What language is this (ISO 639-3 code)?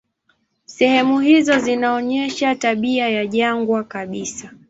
swa